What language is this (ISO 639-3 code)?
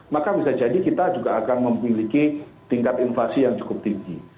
ind